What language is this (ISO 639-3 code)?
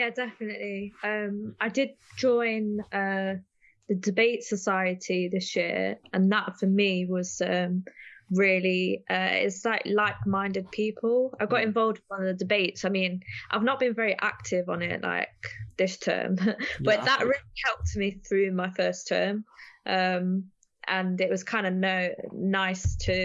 eng